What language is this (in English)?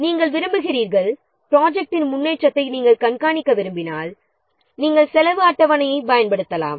Tamil